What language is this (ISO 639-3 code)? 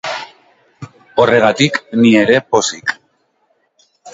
eus